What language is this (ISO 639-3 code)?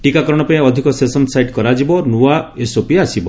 ori